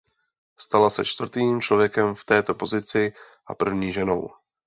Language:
Czech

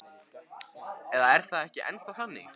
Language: Icelandic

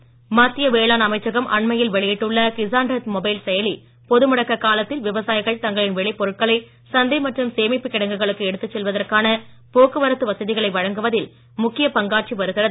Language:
Tamil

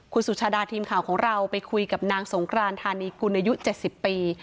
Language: Thai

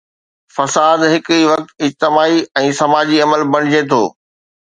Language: Sindhi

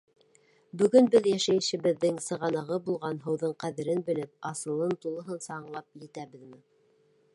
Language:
Bashkir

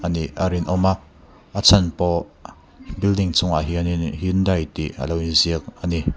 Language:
Mizo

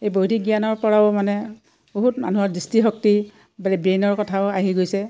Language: Assamese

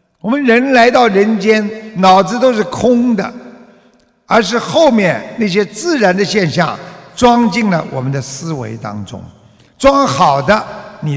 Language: Chinese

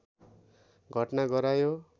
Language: Nepali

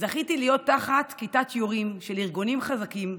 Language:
Hebrew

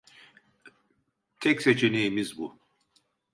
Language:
Turkish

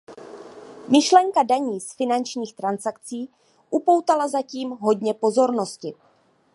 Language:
Czech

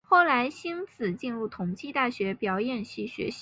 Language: Chinese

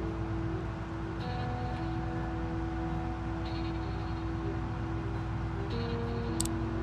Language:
Korean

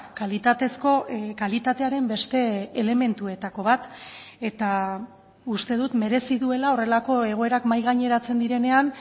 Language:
Basque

